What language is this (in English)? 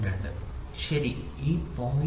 Malayalam